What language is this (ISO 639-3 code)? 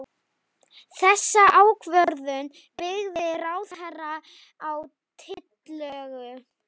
isl